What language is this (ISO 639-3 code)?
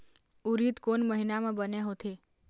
hne